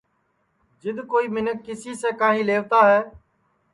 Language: Sansi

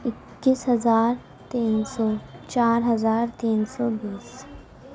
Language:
Urdu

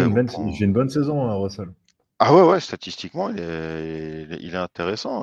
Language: French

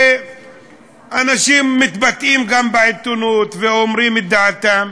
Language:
Hebrew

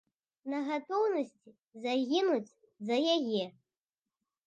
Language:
Belarusian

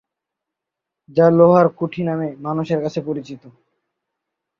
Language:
Bangla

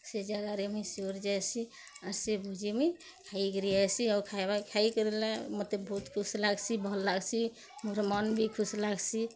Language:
Odia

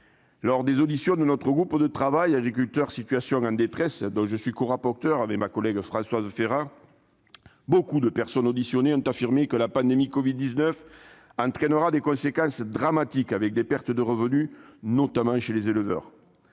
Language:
French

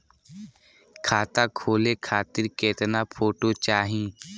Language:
Bhojpuri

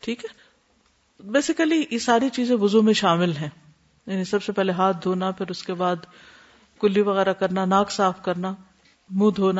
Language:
Urdu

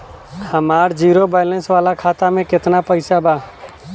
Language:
Bhojpuri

